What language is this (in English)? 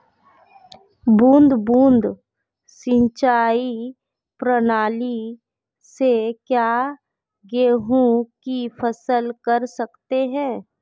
Hindi